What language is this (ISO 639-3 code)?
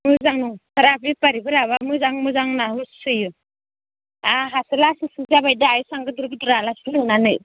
brx